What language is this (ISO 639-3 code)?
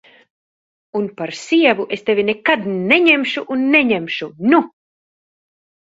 lav